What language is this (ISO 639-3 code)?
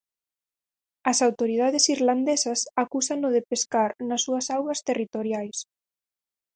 glg